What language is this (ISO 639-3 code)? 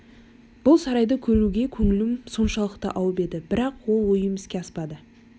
kaz